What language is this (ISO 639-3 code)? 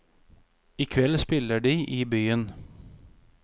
nor